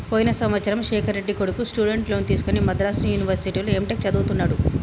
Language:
Telugu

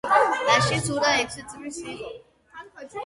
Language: Georgian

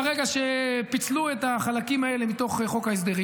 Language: Hebrew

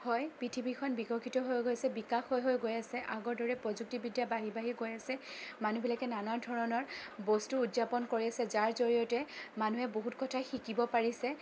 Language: Assamese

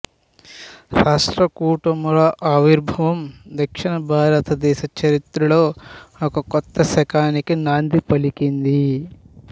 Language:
Telugu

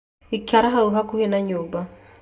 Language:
Kikuyu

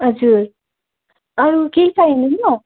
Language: Nepali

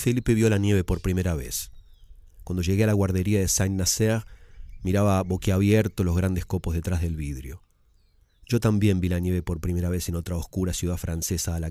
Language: Spanish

